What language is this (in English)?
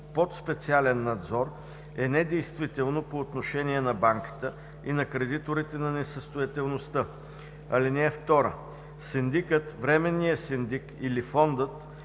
Bulgarian